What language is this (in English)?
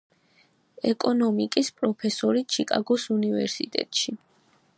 Georgian